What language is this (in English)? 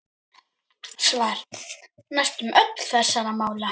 Icelandic